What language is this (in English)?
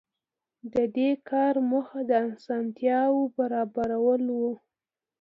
Pashto